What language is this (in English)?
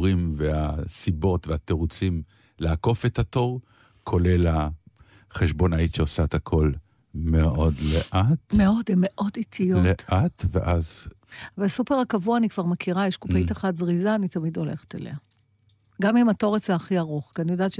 Hebrew